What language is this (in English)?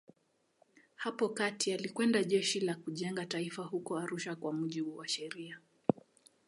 Swahili